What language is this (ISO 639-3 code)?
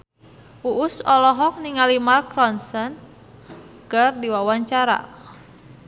sun